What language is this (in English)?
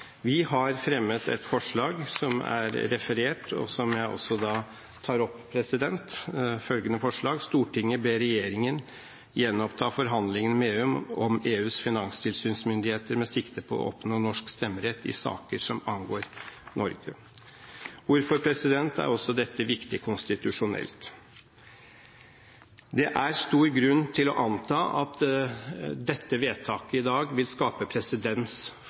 Norwegian Bokmål